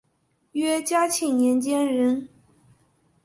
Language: Chinese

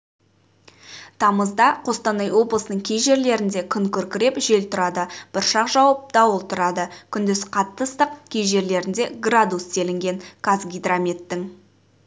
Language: Kazakh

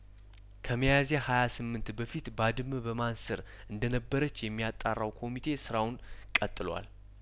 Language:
Amharic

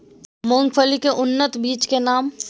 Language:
Maithili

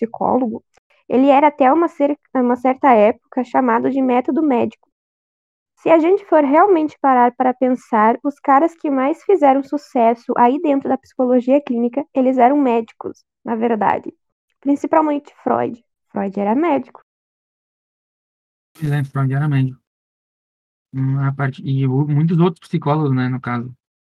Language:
Portuguese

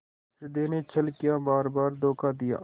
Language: Hindi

